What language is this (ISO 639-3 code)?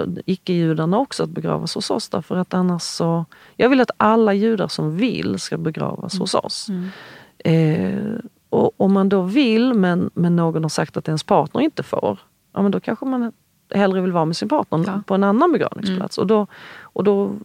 swe